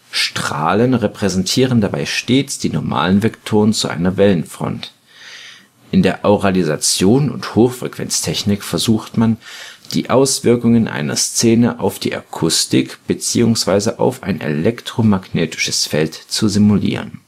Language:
German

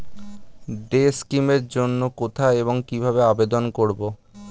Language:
Bangla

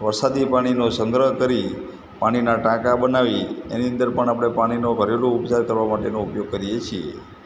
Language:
Gujarati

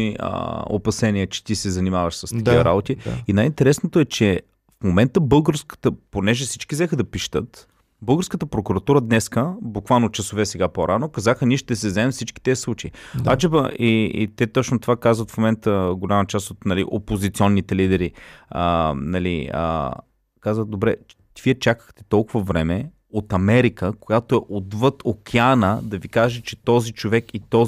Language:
Bulgarian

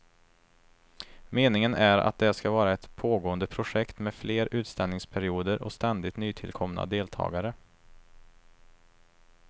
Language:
Swedish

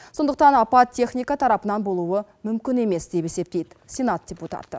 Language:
Kazakh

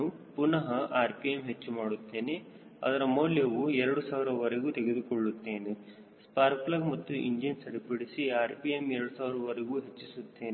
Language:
Kannada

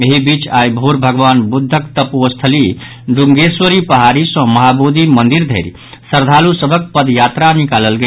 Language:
Maithili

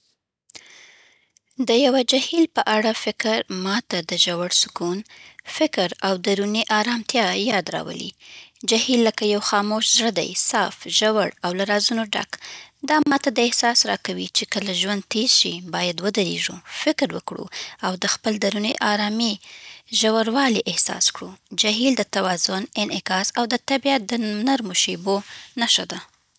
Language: Southern Pashto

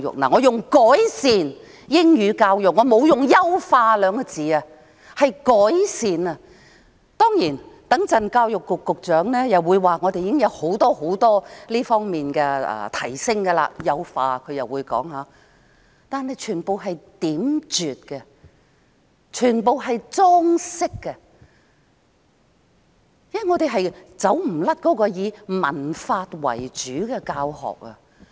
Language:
Cantonese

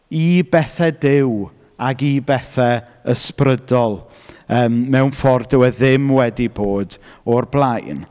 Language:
Welsh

